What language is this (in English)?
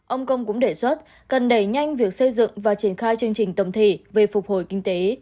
Vietnamese